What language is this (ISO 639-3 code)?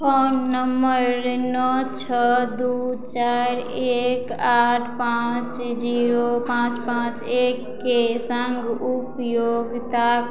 mai